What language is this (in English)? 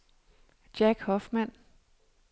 Danish